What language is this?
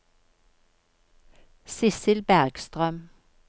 Norwegian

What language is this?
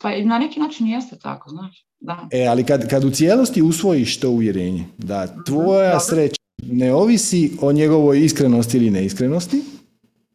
Croatian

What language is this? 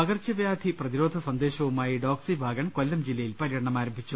Malayalam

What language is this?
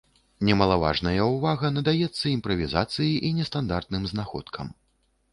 Belarusian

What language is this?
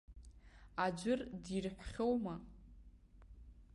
Abkhazian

